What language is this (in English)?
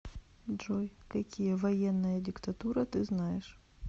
Russian